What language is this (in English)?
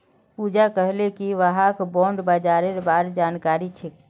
Magahi